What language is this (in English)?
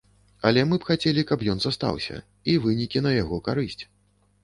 Belarusian